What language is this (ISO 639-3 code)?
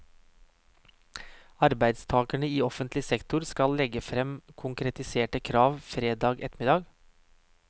nor